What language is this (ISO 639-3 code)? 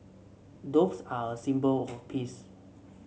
eng